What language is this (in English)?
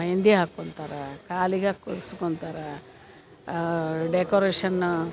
Kannada